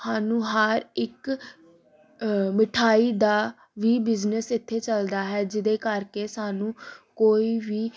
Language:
Punjabi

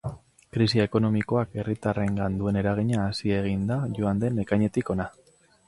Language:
Basque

